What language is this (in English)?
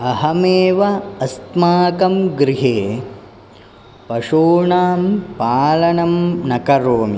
Sanskrit